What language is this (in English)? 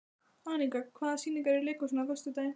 Icelandic